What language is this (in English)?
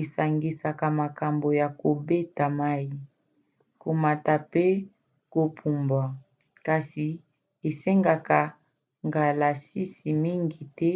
Lingala